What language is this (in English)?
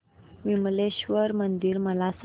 Marathi